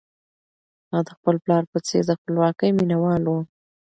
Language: Pashto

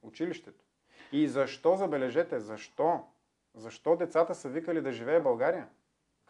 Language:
Bulgarian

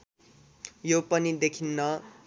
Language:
Nepali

